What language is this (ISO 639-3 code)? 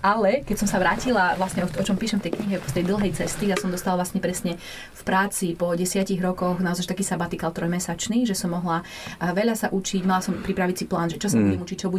slk